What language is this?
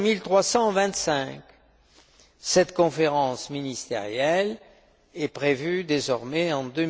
French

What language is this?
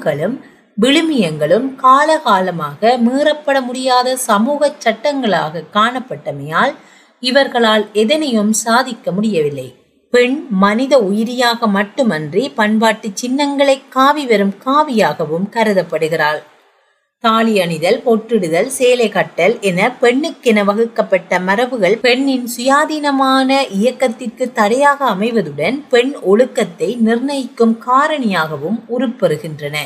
Tamil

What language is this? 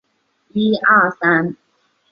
Chinese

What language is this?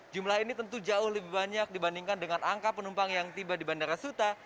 Indonesian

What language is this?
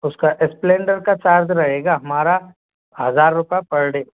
Hindi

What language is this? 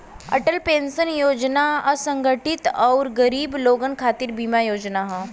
Bhojpuri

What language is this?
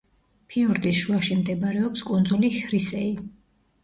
Georgian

